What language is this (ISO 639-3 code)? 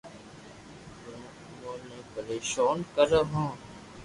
lrk